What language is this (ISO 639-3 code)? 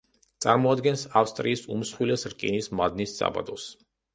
kat